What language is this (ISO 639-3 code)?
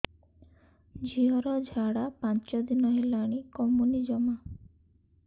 ori